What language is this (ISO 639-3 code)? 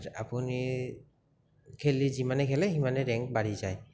asm